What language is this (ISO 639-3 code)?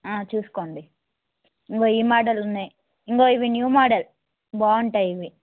tel